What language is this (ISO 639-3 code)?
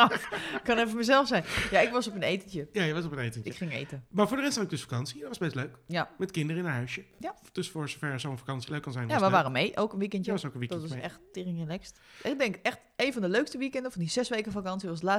nld